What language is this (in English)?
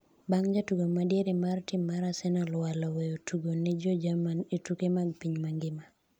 Luo (Kenya and Tanzania)